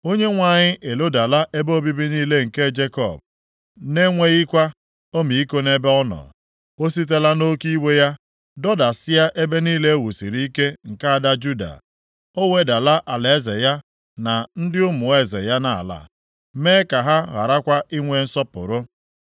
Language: Igbo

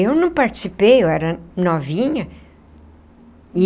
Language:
Portuguese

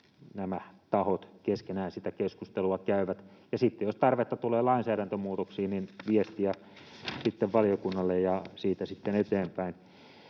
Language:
Finnish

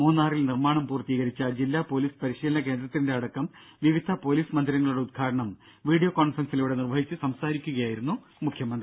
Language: Malayalam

